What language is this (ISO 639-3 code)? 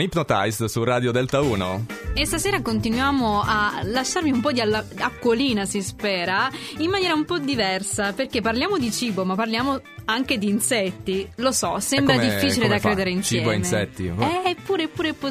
ita